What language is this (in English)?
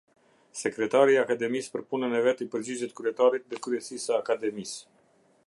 Albanian